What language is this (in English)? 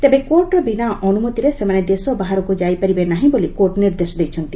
Odia